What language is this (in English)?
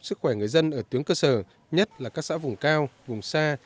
Vietnamese